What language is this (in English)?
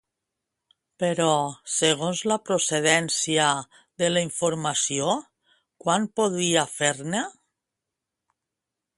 Catalan